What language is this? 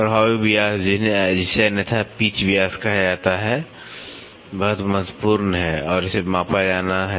Hindi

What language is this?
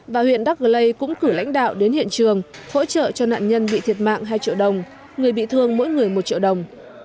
Vietnamese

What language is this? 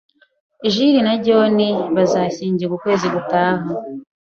Kinyarwanda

